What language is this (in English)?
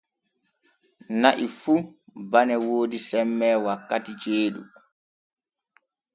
Borgu Fulfulde